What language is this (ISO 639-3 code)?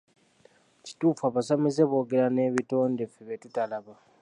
lug